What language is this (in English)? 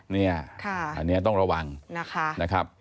Thai